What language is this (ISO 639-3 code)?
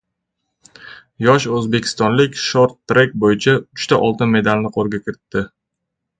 uzb